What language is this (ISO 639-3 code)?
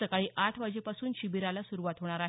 mar